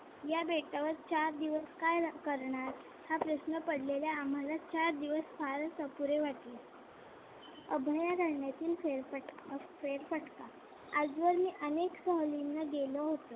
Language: Marathi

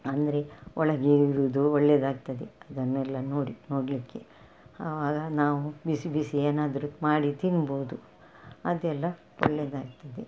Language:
Kannada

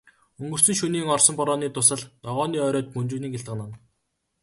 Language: Mongolian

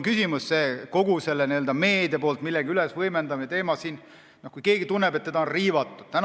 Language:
Estonian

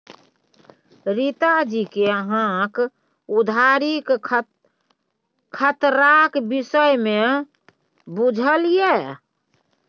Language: Maithili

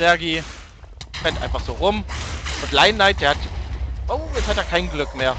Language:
German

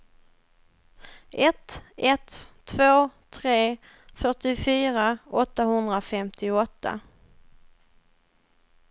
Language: Swedish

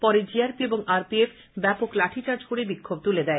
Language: Bangla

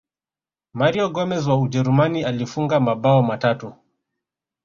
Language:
Swahili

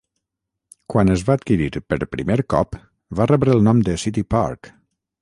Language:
Catalan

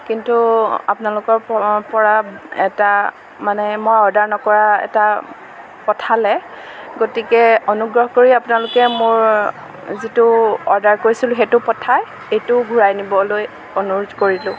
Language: Assamese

